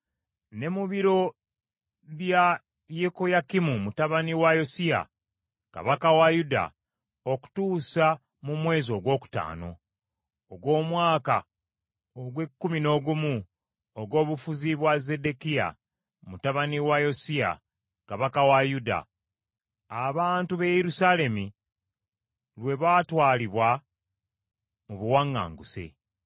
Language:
Ganda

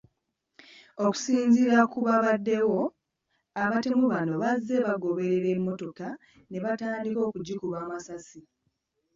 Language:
Ganda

